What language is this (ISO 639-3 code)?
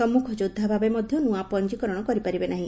ori